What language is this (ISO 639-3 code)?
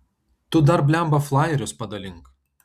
lit